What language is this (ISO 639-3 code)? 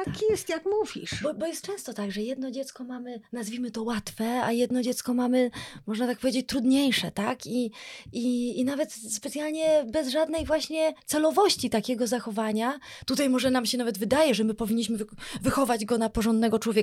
pol